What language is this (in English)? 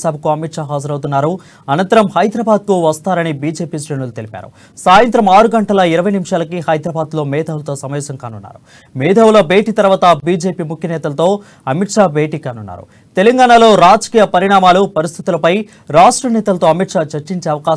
Telugu